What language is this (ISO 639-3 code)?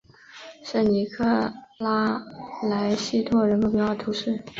zho